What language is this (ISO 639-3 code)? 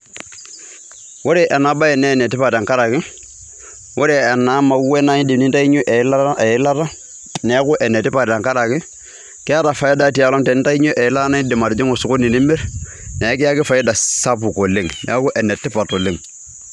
mas